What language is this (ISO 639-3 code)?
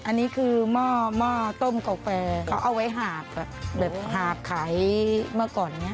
tha